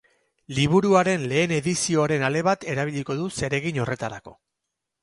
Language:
Basque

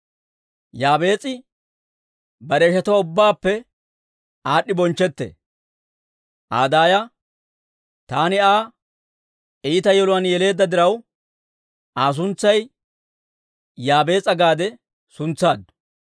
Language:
Dawro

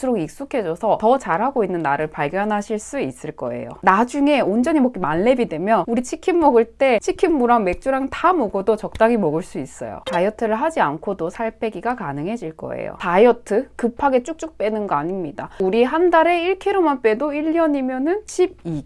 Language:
Korean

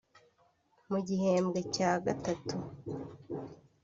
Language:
Kinyarwanda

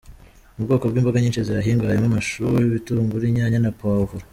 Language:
Kinyarwanda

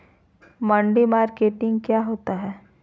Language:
Magahi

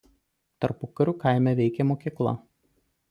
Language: Lithuanian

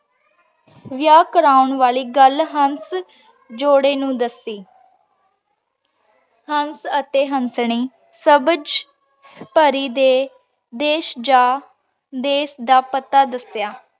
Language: Punjabi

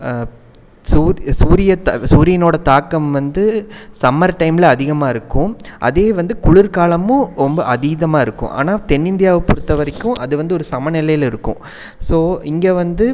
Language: Tamil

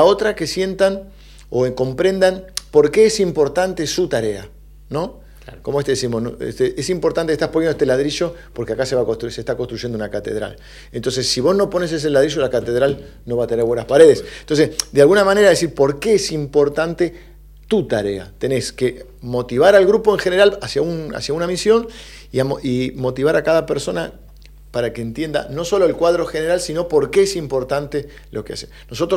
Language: Spanish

